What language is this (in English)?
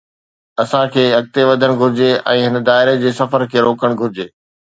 Sindhi